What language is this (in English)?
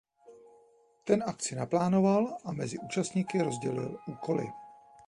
Czech